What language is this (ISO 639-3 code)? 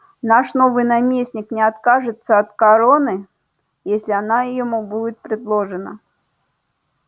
rus